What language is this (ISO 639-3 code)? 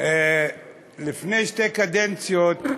heb